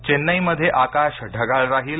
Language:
Marathi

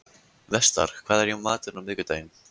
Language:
Icelandic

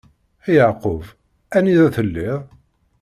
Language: Kabyle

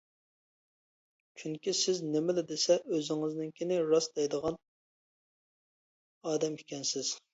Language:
Uyghur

